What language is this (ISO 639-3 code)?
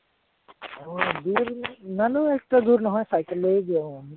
asm